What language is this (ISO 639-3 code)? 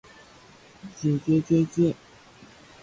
jpn